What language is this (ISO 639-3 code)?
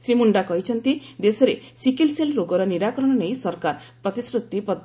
ori